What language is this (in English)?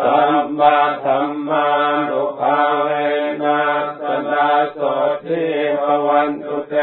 Thai